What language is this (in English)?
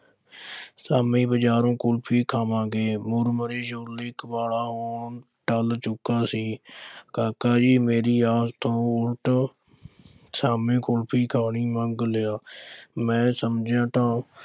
Punjabi